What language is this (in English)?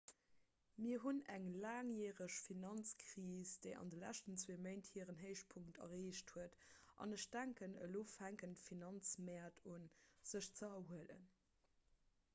Luxembourgish